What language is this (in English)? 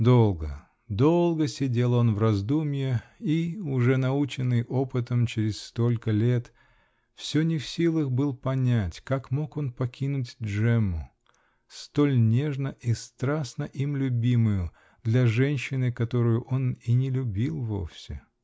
Russian